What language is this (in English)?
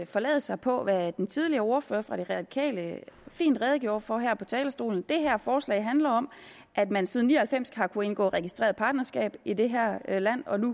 Danish